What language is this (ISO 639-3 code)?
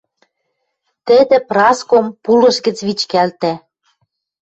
mrj